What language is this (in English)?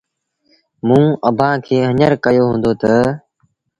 Sindhi Bhil